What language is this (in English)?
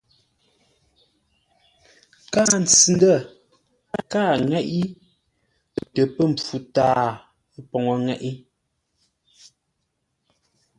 Ngombale